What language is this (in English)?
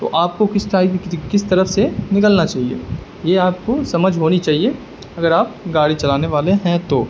Urdu